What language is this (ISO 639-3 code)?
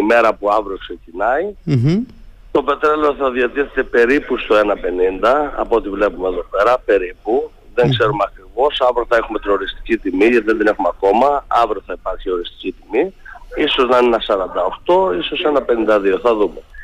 ell